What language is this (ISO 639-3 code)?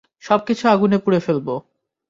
ben